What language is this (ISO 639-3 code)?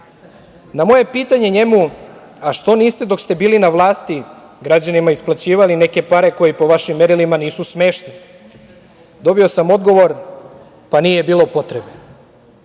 srp